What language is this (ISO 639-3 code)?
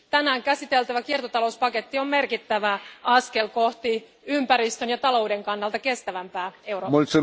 fin